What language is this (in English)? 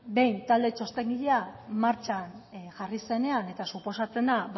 Basque